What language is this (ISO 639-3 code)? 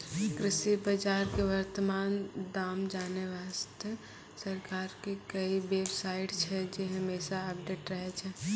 mai